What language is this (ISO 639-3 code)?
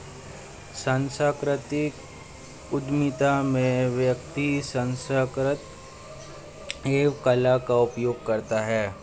hin